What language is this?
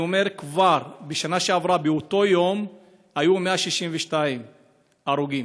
Hebrew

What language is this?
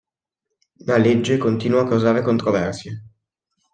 Italian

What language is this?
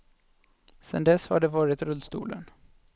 Swedish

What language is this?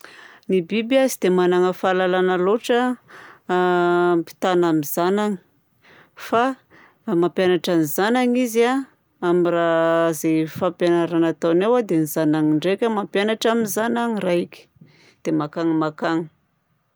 Southern Betsimisaraka Malagasy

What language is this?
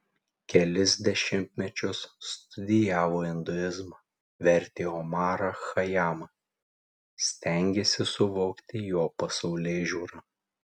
Lithuanian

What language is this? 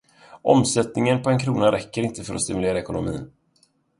Swedish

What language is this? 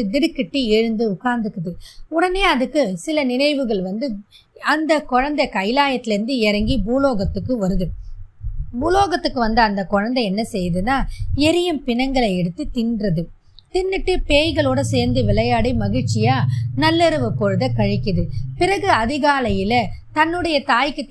Tamil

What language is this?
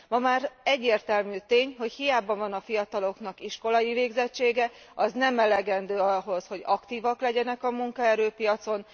Hungarian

